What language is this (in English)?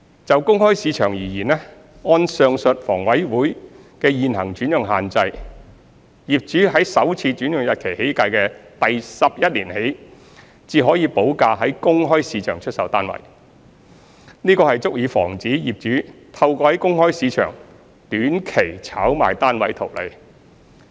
Cantonese